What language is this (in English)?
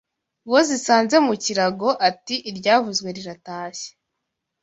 Kinyarwanda